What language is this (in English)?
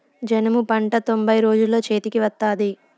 Telugu